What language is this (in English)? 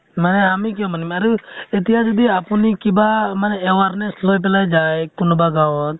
Assamese